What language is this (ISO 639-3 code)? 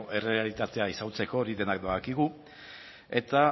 eus